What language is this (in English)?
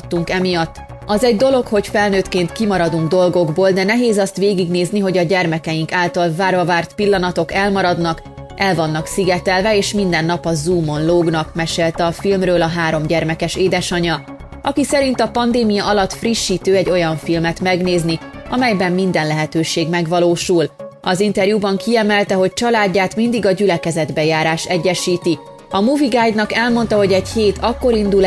Hungarian